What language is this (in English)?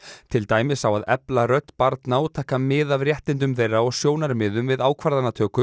Icelandic